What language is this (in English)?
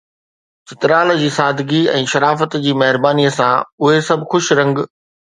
Sindhi